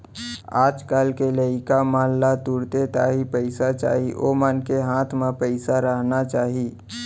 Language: Chhattisgarhi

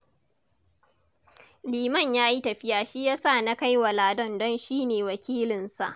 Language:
Hausa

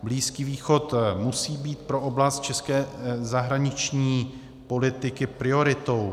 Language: Czech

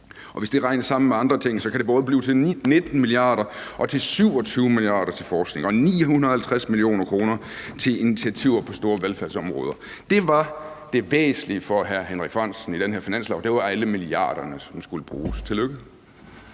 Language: Danish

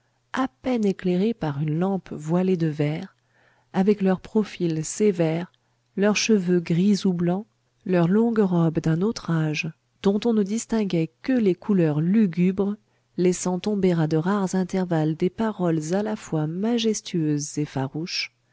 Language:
French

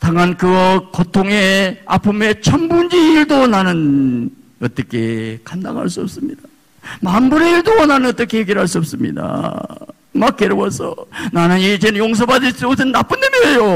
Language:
Korean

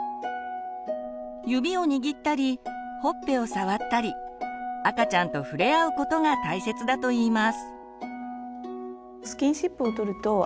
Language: Japanese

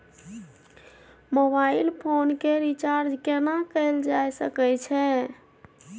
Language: Maithili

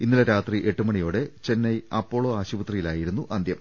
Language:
Malayalam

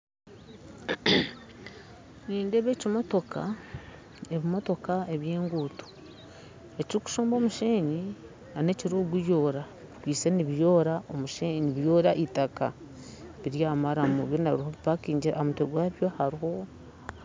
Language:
Nyankole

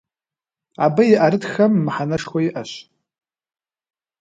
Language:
Kabardian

